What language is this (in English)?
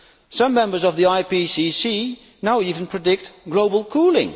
English